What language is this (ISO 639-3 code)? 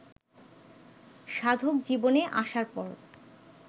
ben